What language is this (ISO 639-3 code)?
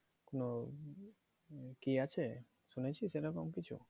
ben